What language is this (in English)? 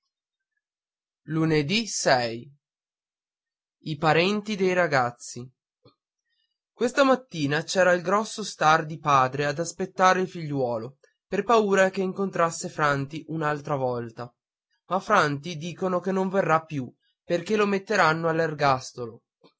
Italian